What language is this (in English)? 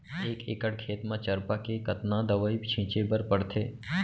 Chhattisgarhi